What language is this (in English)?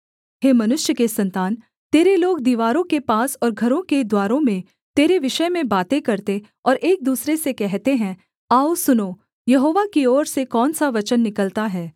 Hindi